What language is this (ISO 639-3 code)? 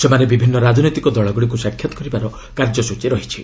ori